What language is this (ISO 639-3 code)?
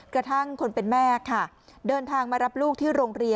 tha